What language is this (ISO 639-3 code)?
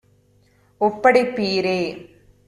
tam